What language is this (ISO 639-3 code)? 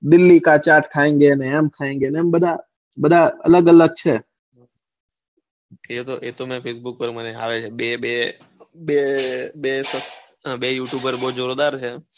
guj